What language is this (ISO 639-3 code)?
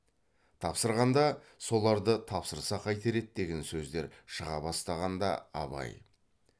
kaz